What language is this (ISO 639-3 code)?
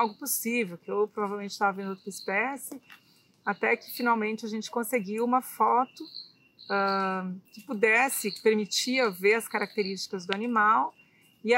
por